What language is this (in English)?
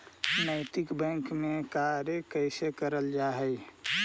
Magahi